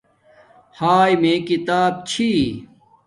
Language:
Domaaki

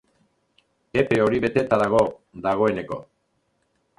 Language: Basque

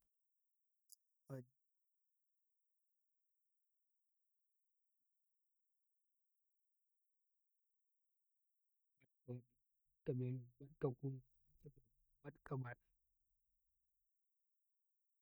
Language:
Karekare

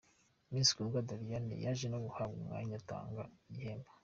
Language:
Kinyarwanda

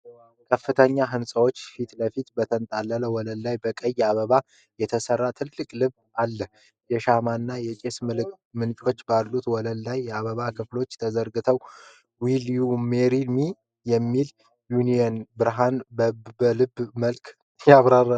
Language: Amharic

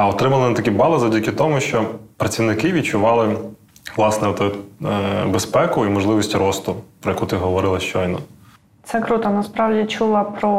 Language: Ukrainian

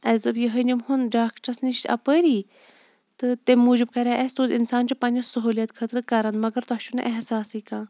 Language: Kashmiri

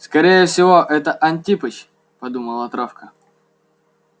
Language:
Russian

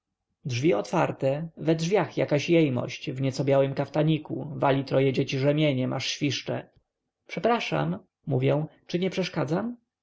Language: Polish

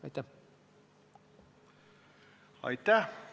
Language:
Estonian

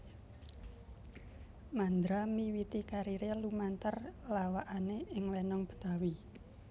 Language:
Javanese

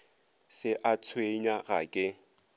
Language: Northern Sotho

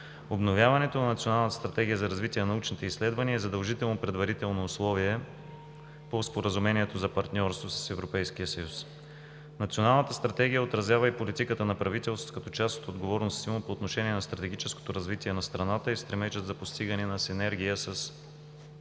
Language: Bulgarian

